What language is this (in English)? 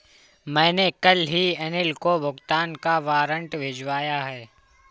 Hindi